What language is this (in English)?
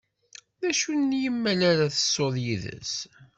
Kabyle